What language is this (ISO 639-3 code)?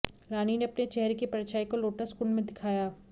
hin